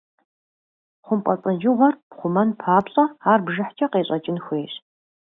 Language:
Kabardian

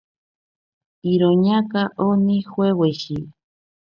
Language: Ashéninka Perené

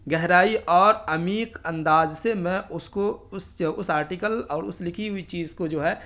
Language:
Urdu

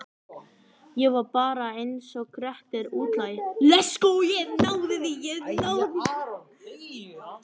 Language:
Icelandic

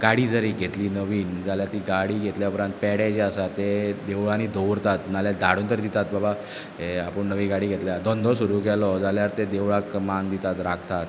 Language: Konkani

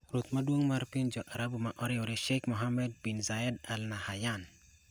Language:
Luo (Kenya and Tanzania)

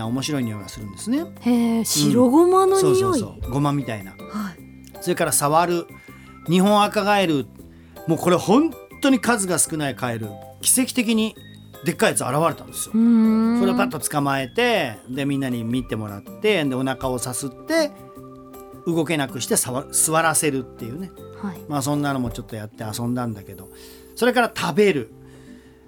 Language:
Japanese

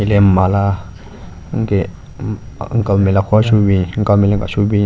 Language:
Southern Rengma Naga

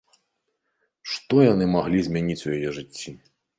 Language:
Belarusian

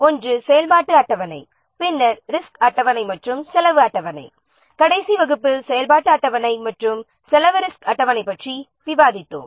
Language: Tamil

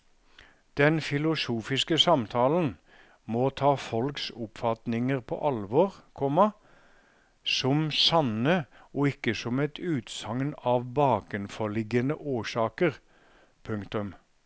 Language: Norwegian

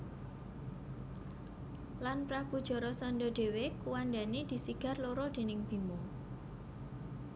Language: Javanese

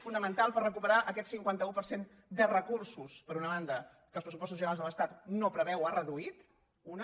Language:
Catalan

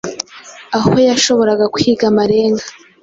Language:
Kinyarwanda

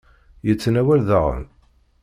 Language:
Kabyle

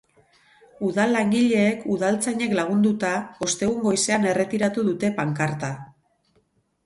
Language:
Basque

